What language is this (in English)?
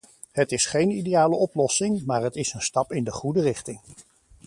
Dutch